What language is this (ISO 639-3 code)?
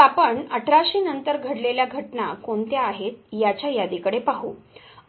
mar